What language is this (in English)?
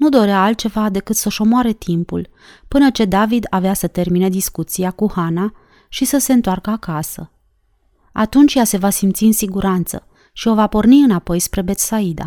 Romanian